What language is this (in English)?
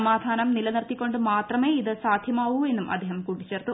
Malayalam